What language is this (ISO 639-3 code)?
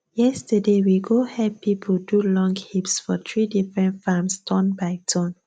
pcm